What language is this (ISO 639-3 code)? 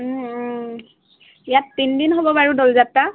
asm